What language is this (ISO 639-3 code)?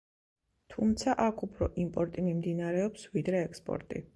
kat